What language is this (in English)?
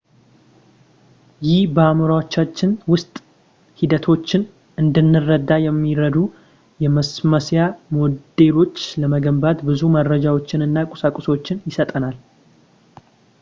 Amharic